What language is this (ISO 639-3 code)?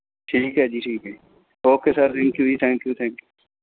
pan